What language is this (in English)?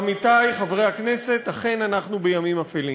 Hebrew